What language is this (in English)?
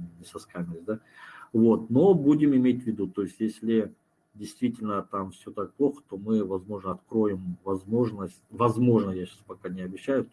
Russian